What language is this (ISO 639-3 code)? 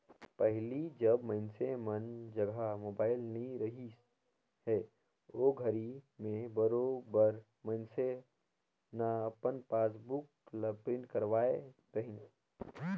hne